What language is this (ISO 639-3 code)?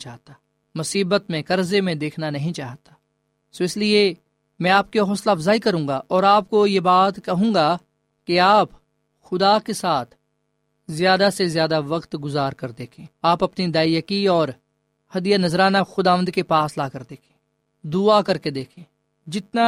urd